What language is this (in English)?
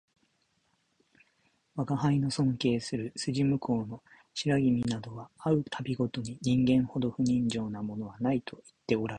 Japanese